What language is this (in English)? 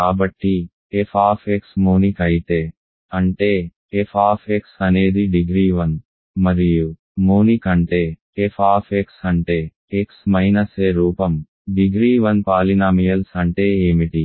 Telugu